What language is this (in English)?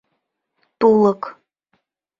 Mari